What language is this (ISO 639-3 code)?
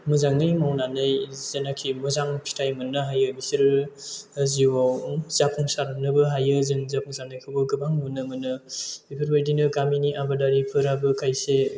brx